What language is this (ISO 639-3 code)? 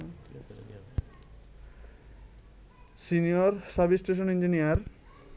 ben